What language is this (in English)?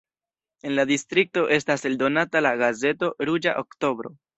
Esperanto